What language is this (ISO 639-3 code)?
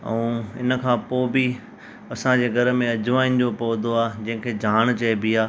snd